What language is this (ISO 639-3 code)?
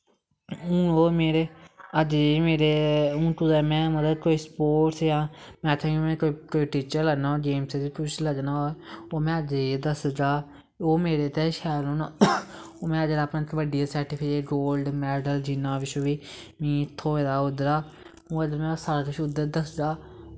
doi